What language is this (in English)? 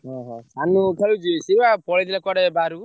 Odia